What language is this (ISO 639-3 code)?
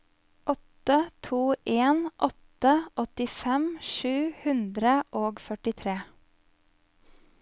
nor